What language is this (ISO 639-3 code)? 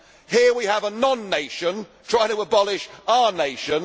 eng